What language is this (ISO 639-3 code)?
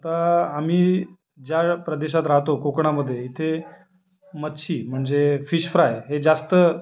mar